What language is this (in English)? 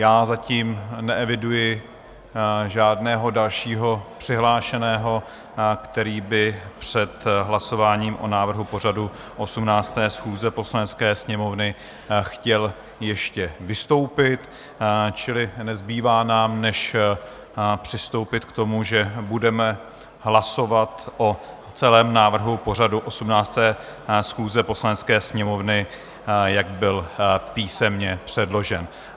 Czech